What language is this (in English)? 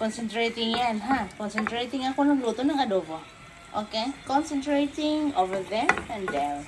Filipino